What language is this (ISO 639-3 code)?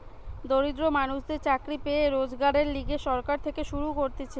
ben